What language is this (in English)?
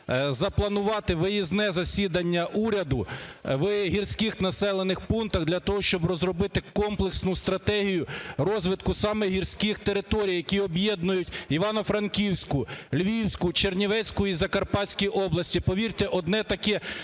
Ukrainian